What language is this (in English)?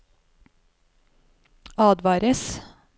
Norwegian